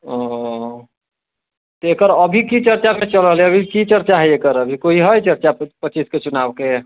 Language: Maithili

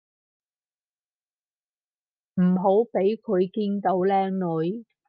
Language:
Cantonese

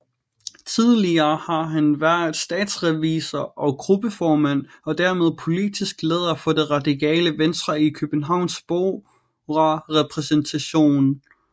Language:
Danish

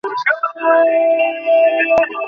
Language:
Bangla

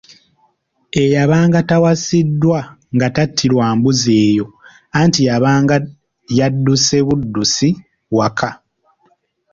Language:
Ganda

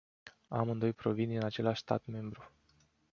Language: Romanian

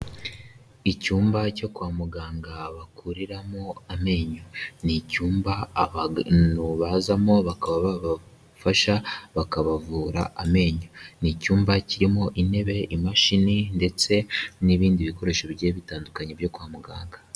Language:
Kinyarwanda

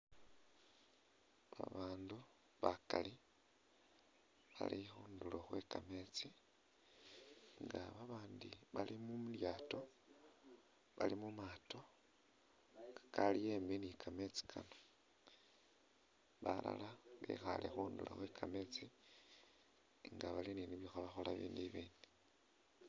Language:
Masaaba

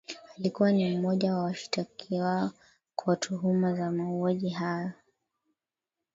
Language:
Swahili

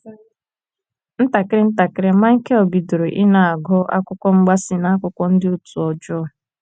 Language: Igbo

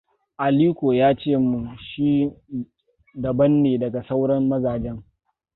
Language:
Hausa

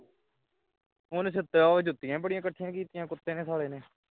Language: Punjabi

